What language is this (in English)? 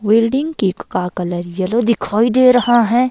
Hindi